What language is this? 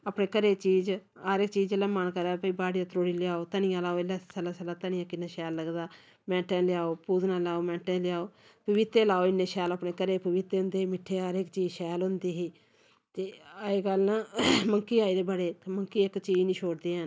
Dogri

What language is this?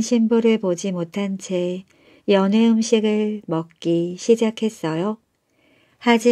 Korean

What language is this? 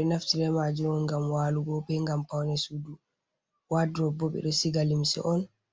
Fula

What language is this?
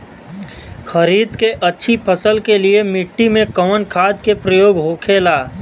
Bhojpuri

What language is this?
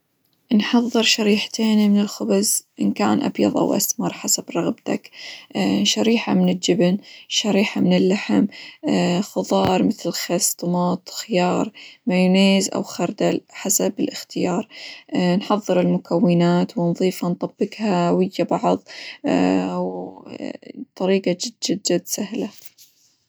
Hijazi Arabic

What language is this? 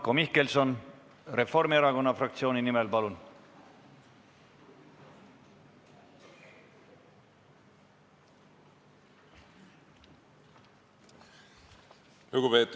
Estonian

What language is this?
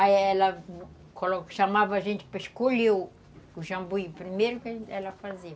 Portuguese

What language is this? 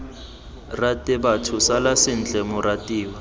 Tswana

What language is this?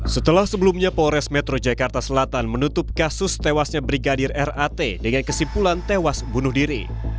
Indonesian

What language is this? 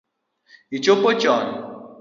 Luo (Kenya and Tanzania)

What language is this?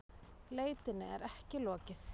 Icelandic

